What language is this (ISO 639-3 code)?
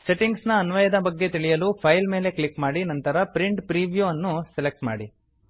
kan